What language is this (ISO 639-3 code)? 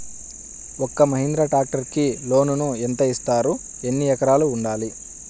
tel